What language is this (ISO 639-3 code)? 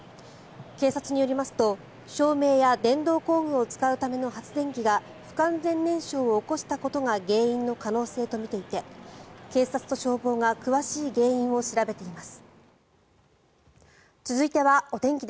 jpn